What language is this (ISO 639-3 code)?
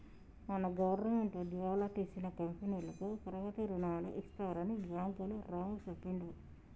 tel